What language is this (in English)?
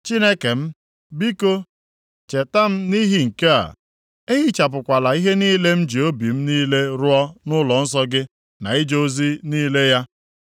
Igbo